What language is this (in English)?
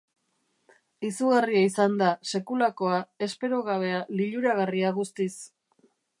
Basque